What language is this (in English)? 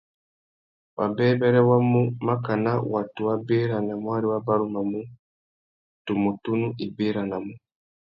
Tuki